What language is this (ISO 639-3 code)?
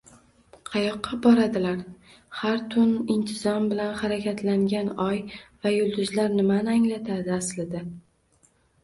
uzb